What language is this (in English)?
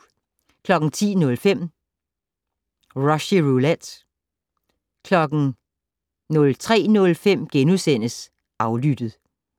Danish